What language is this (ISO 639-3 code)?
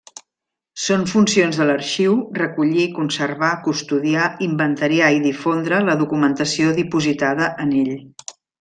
cat